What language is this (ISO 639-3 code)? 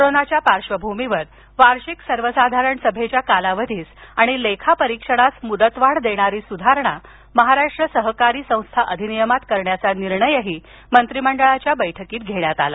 mar